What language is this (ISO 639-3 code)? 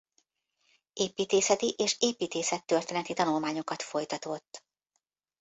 hun